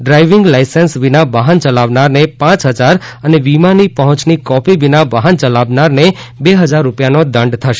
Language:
Gujarati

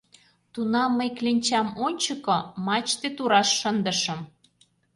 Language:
Mari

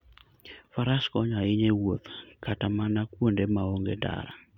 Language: Luo (Kenya and Tanzania)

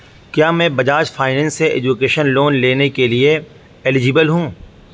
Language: Urdu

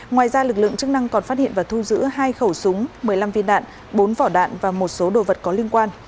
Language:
Vietnamese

